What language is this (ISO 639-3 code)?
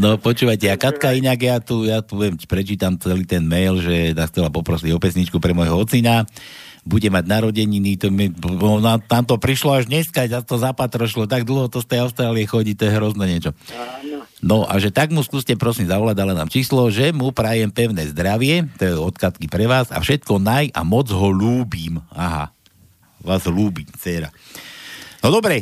slk